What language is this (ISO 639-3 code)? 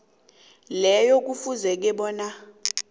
nbl